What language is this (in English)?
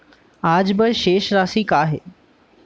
Chhattisgarhi